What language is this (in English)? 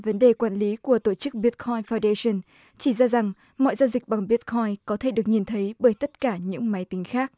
Vietnamese